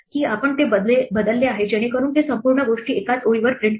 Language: Marathi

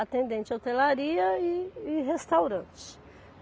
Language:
Portuguese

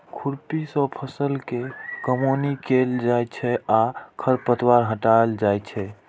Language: Maithili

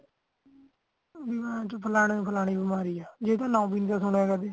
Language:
Punjabi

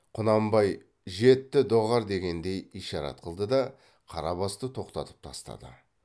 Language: Kazakh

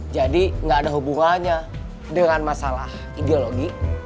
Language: Indonesian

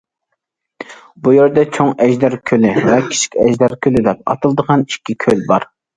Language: Uyghur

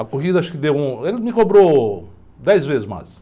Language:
Portuguese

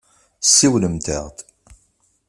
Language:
Kabyle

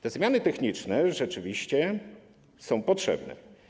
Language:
Polish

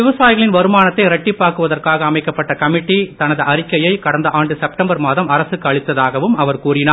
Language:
Tamil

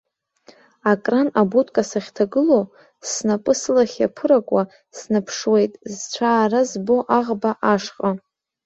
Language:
Abkhazian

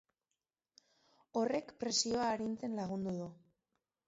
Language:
Basque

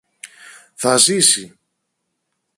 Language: Greek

